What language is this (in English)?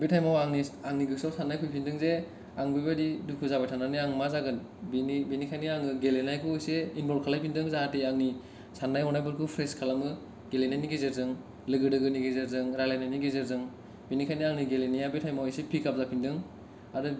Bodo